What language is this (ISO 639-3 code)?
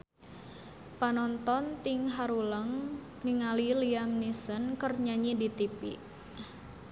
sun